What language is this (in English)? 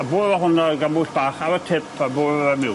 Welsh